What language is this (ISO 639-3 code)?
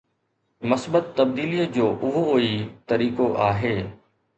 snd